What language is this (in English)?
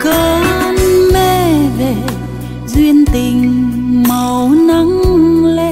Vietnamese